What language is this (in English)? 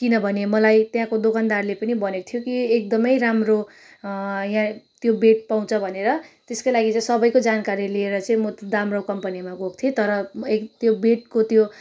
Nepali